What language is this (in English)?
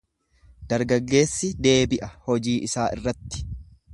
Oromo